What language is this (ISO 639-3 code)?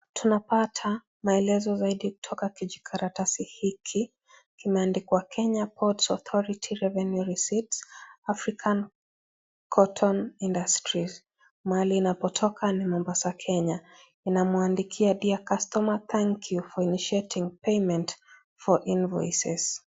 swa